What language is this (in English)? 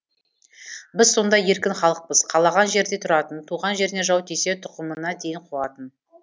Kazakh